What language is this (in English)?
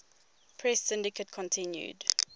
English